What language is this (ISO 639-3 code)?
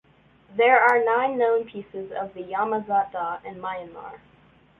eng